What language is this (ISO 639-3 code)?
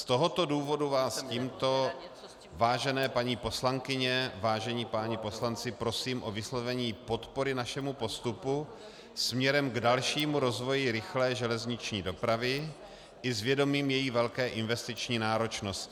ces